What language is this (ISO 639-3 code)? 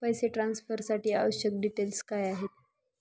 mar